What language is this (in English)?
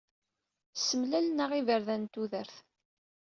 Kabyle